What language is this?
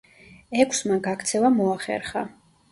Georgian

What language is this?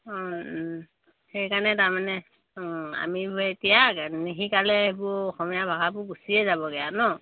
Assamese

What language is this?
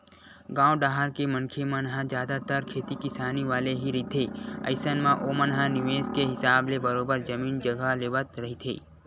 Chhattisgarhi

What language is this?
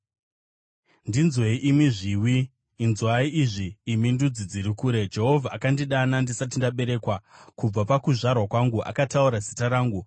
Shona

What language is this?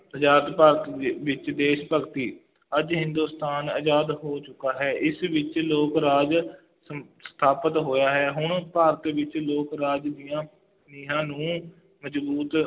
Punjabi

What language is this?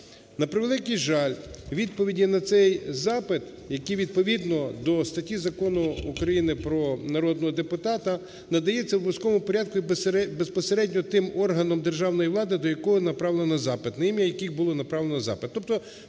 Ukrainian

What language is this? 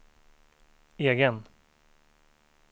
Swedish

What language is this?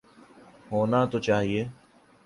Urdu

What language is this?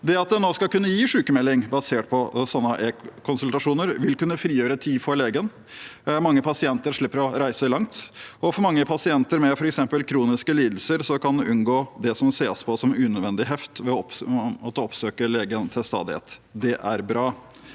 Norwegian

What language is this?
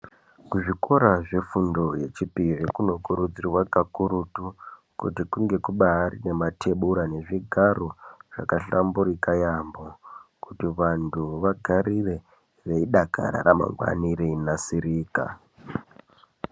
Ndau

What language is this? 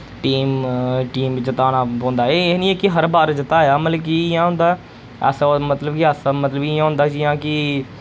Dogri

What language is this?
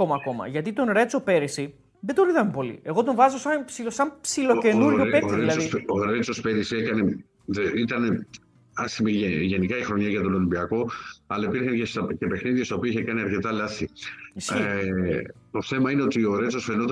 Greek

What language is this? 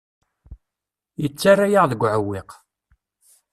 Kabyle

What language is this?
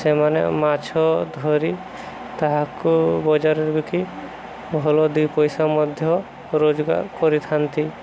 Odia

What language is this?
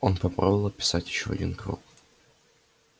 Russian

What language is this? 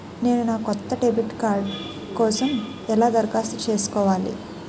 Telugu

